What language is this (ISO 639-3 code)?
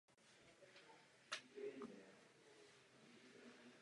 ces